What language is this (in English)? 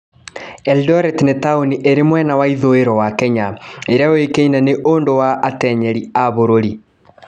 Kikuyu